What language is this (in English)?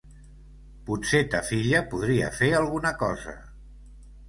Catalan